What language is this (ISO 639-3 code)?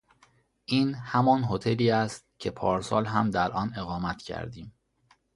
fas